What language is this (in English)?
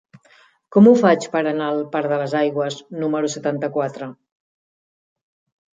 Catalan